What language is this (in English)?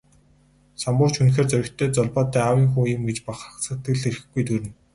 Mongolian